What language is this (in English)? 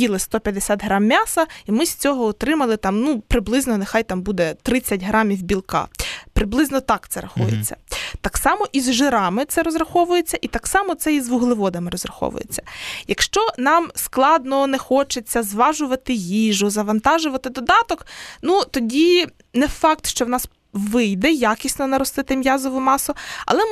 Ukrainian